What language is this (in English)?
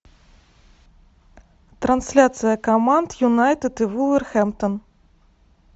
Russian